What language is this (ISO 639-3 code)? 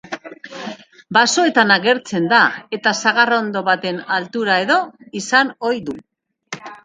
eus